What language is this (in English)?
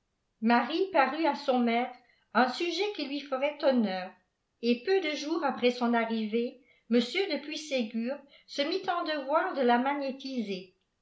French